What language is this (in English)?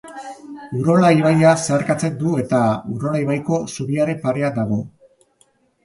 Basque